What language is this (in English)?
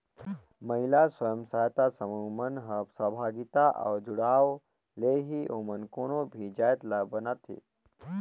Chhattisgarhi